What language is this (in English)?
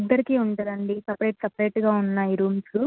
Telugu